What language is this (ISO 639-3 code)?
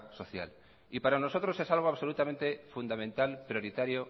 spa